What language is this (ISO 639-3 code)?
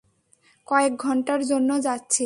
ben